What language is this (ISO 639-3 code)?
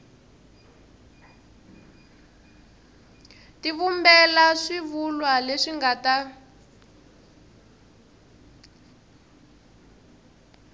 tso